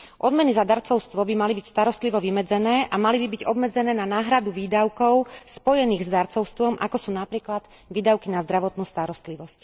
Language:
Slovak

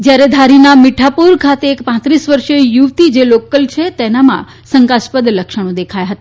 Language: Gujarati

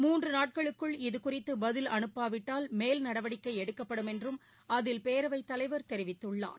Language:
Tamil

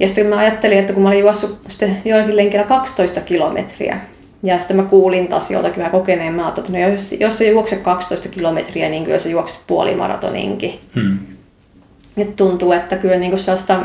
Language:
Finnish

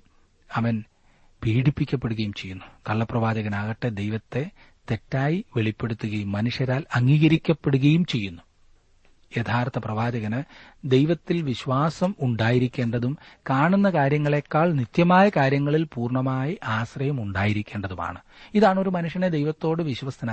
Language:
Malayalam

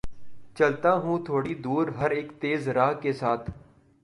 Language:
Urdu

